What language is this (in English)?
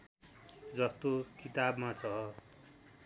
Nepali